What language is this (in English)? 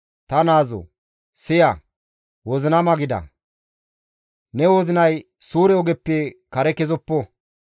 Gamo